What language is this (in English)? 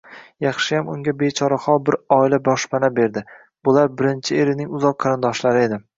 Uzbek